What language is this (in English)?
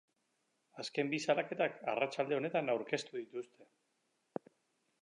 Basque